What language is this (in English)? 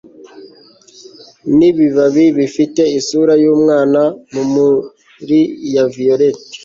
Kinyarwanda